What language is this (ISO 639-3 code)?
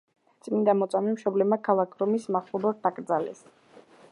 kat